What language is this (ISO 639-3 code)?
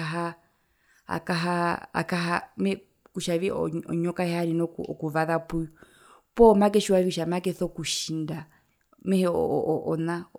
her